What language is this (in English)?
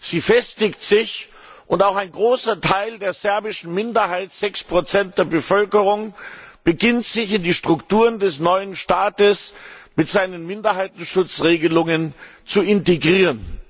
German